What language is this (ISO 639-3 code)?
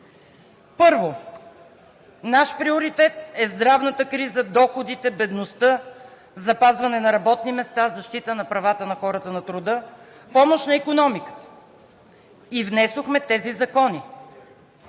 bul